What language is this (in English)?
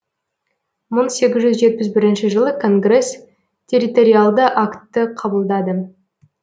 Kazakh